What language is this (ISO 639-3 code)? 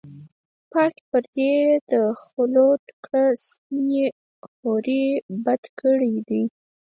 pus